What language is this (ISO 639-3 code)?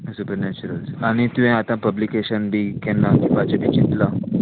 kok